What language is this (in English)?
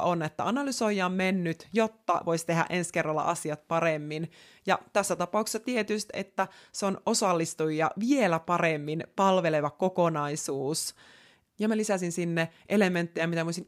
Finnish